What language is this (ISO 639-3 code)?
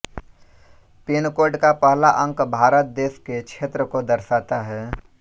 hin